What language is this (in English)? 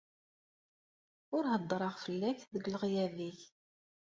Kabyle